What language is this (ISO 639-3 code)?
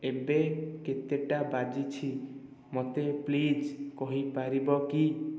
ori